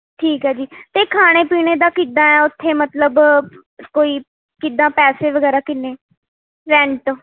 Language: Punjabi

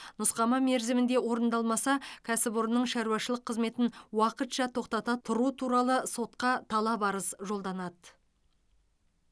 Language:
Kazakh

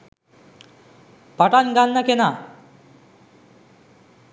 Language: Sinhala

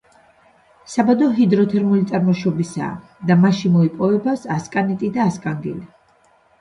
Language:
Georgian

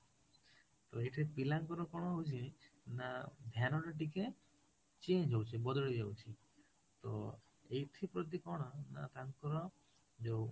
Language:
Odia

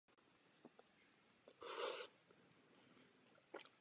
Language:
Czech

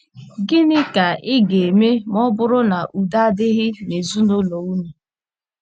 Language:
Igbo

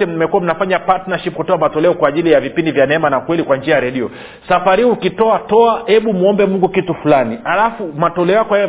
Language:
Swahili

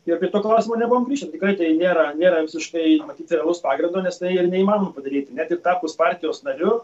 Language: Lithuanian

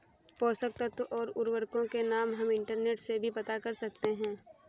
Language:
Hindi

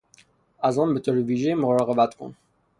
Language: Persian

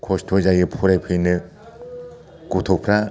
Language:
Bodo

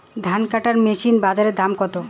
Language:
Bangla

